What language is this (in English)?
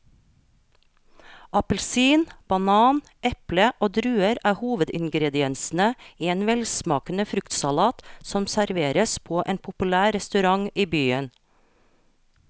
Norwegian